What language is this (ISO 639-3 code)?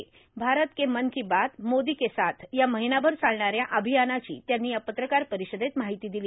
mar